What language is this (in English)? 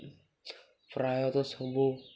Odia